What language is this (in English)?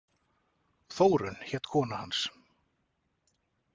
Icelandic